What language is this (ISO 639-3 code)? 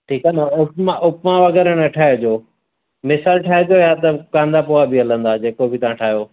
snd